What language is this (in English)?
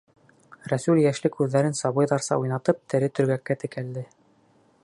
Bashkir